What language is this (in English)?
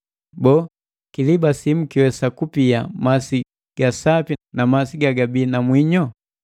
Matengo